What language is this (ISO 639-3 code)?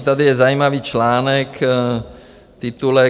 ces